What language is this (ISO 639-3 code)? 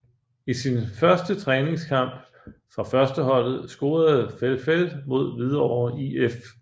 dan